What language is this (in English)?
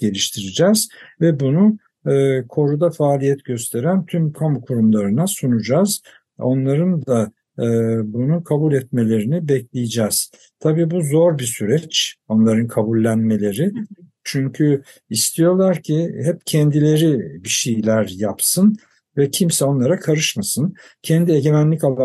Turkish